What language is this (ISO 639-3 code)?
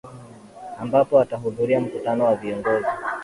swa